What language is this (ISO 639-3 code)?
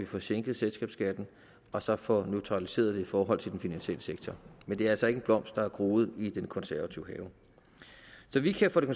dan